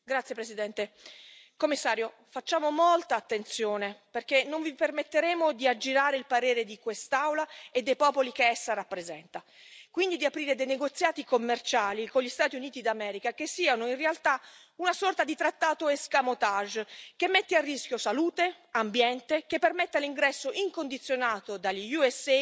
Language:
Italian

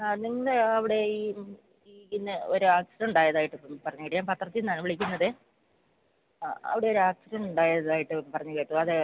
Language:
Malayalam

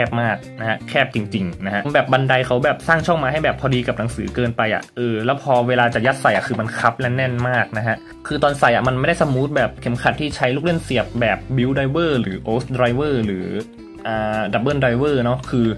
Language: Thai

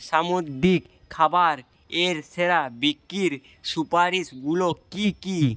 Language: Bangla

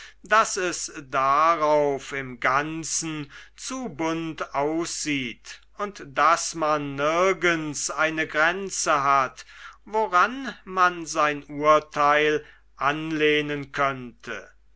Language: German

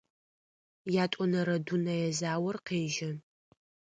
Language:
Adyghe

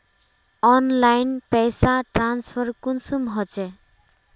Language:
Magahi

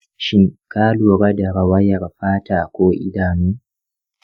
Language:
Hausa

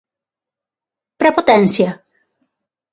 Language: Galician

